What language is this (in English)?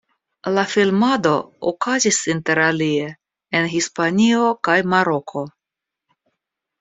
Esperanto